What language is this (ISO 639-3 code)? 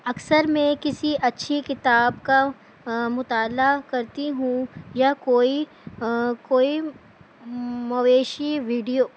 urd